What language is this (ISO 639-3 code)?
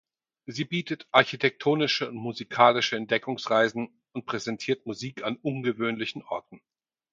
deu